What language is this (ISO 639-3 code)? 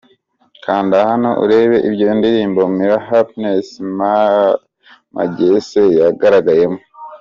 kin